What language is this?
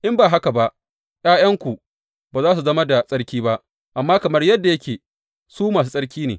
Hausa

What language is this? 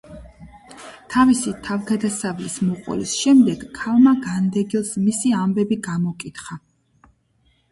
Georgian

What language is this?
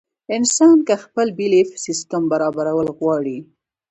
Pashto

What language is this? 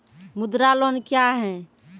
Maithili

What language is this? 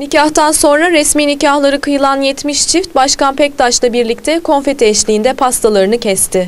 Turkish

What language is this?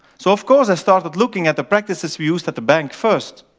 English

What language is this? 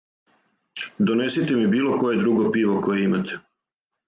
Serbian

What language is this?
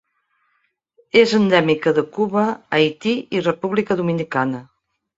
Catalan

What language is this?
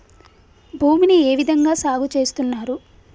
Telugu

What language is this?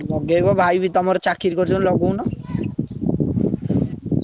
Odia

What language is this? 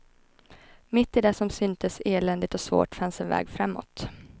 Swedish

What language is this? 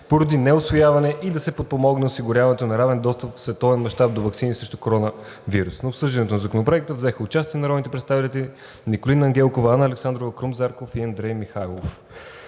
Bulgarian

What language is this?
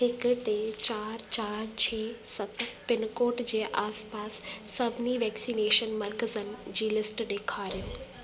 Sindhi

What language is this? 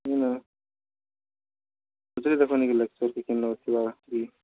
Odia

